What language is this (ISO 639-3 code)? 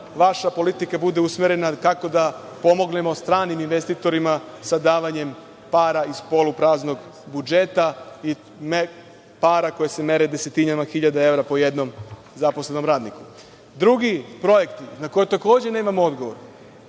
srp